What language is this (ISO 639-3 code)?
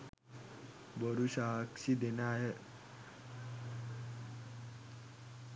sin